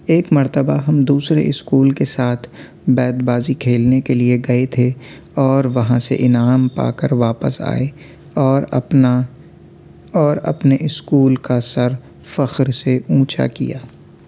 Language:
Urdu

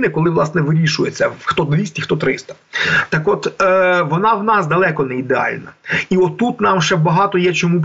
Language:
Ukrainian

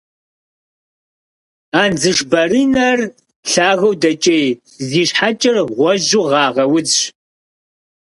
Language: Kabardian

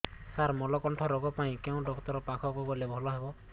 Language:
Odia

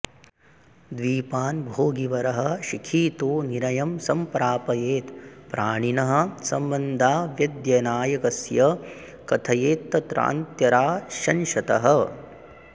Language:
Sanskrit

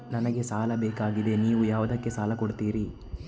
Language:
Kannada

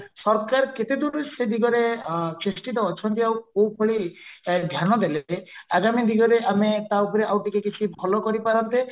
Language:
Odia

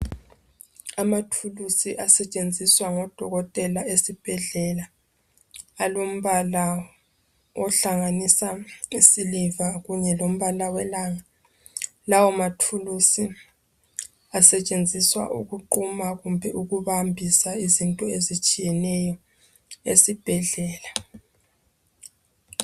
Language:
North Ndebele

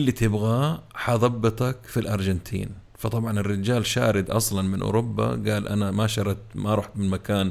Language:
Arabic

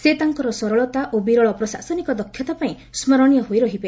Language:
Odia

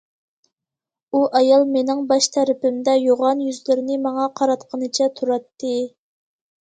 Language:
Uyghur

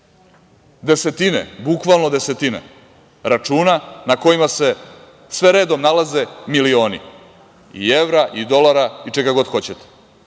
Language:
Serbian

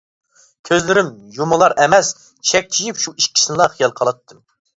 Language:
Uyghur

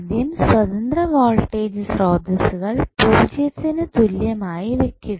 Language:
Malayalam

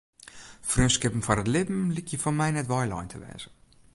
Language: Western Frisian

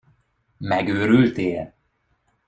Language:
Hungarian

